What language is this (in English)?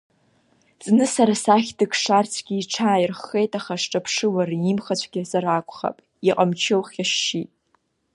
Abkhazian